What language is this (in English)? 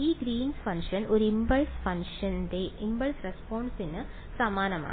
Malayalam